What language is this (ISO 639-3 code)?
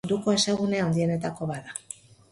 eus